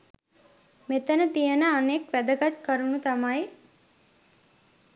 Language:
Sinhala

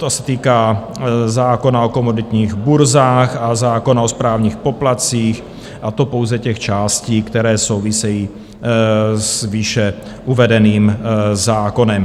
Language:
Czech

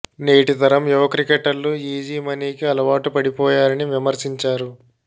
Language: Telugu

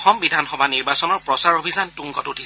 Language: Assamese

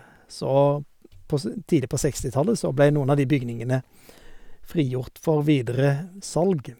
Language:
Norwegian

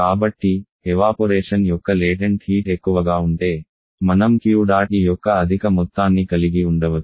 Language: Telugu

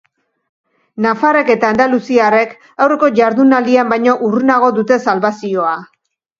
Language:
Basque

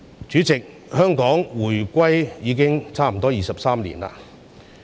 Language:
Cantonese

